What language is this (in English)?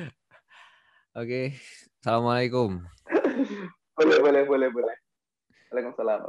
Indonesian